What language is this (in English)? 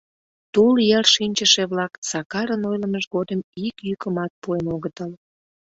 Mari